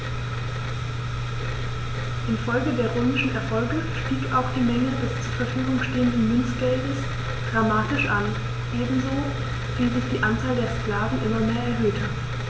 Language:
German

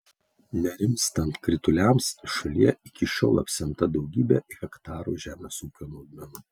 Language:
Lithuanian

